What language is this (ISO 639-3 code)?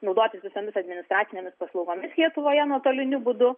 lit